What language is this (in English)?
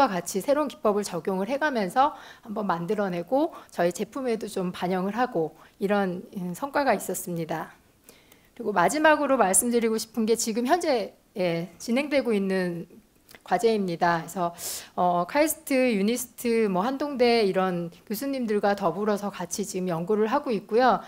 Korean